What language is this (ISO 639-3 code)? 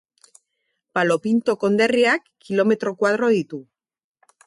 eus